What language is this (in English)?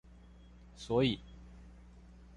Chinese